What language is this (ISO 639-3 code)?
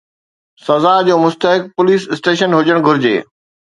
snd